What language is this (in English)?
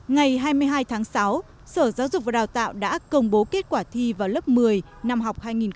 Vietnamese